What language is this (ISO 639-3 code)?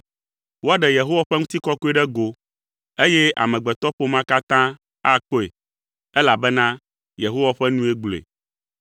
ewe